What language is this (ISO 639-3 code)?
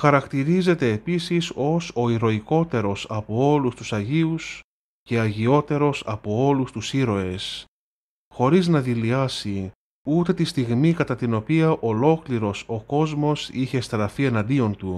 ell